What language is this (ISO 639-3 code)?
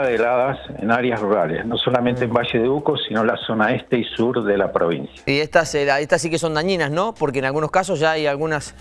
spa